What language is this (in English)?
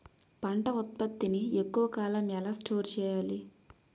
Telugu